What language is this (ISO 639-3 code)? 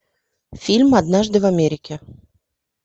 rus